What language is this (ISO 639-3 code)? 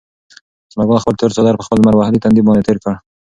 pus